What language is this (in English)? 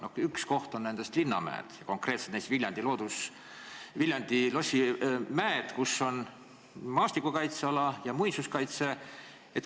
Estonian